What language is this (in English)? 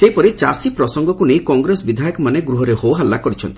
Odia